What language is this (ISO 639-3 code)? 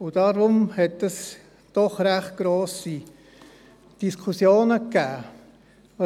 gsw